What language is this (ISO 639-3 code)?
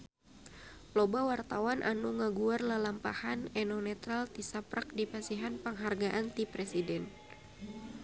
sun